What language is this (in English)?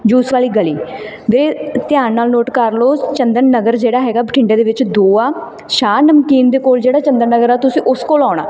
Punjabi